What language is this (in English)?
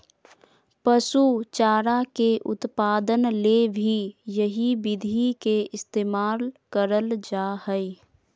Magahi